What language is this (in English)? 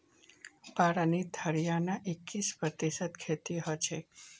Magahi